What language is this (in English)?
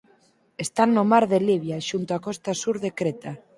Galician